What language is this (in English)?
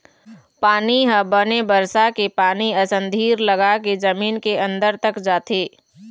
Chhattisgarhi